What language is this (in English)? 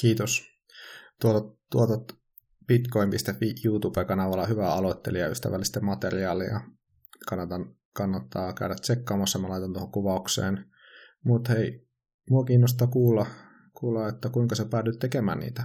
Finnish